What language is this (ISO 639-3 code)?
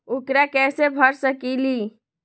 mag